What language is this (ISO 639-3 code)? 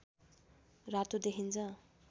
nep